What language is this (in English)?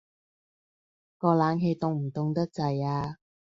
Cantonese